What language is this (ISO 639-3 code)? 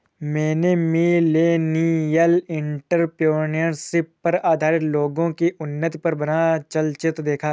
hin